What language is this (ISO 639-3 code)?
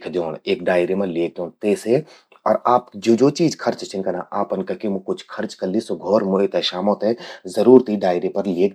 gbm